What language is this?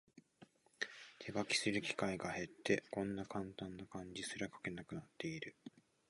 Japanese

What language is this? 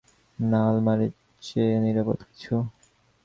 Bangla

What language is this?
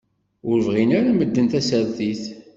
Kabyle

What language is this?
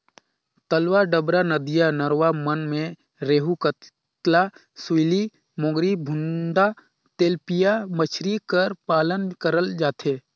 Chhattisgarhi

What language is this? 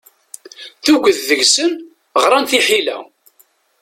Kabyle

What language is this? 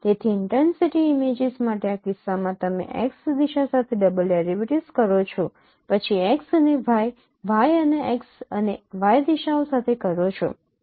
Gujarati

